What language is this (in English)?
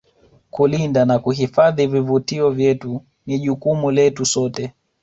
Swahili